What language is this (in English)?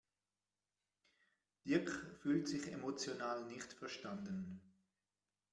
German